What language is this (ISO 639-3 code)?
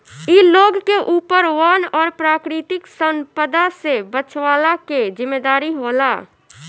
bho